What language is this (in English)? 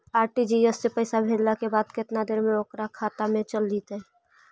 Magahi